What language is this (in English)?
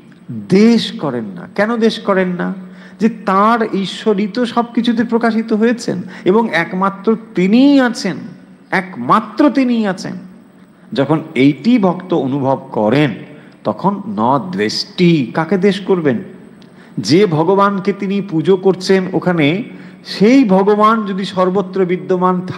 Bangla